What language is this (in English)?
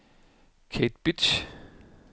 Danish